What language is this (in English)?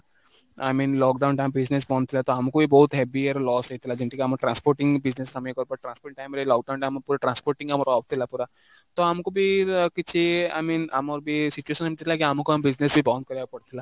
Odia